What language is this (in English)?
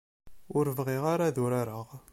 Kabyle